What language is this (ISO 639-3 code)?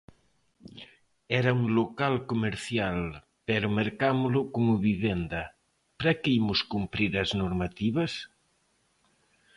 glg